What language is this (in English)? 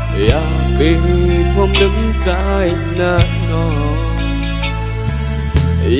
Thai